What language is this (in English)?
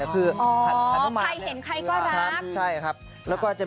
Thai